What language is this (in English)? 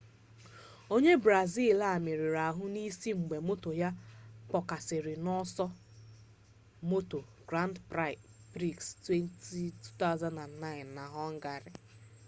Igbo